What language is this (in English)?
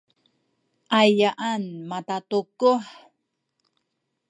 Sakizaya